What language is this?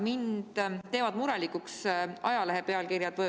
Estonian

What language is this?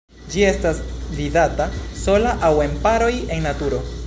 Esperanto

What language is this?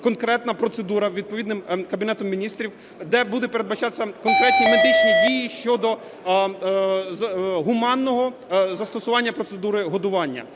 Ukrainian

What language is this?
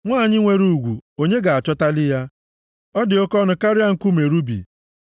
Igbo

